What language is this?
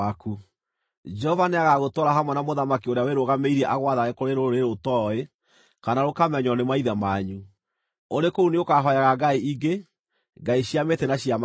Kikuyu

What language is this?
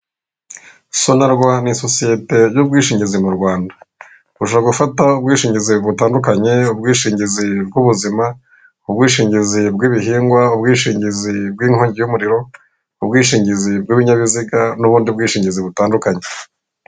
Kinyarwanda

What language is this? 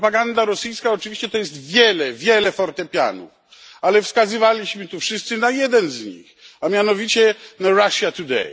Polish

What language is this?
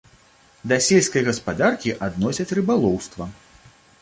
Belarusian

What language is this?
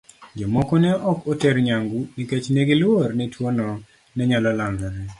Luo (Kenya and Tanzania)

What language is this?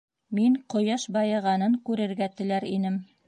Bashkir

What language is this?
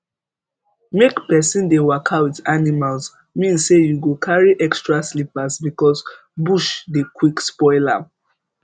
Nigerian Pidgin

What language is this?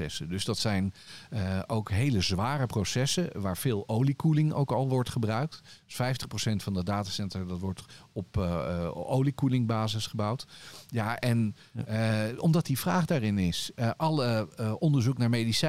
Dutch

